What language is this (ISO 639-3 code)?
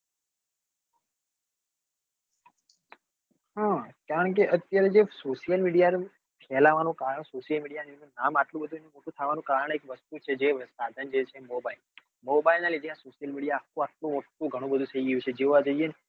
guj